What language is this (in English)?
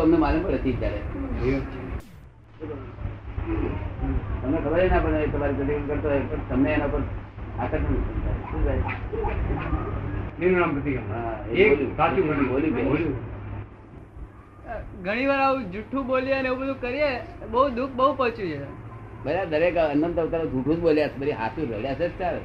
Gujarati